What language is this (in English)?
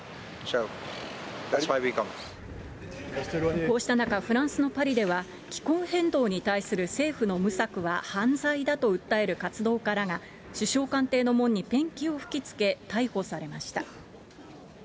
Japanese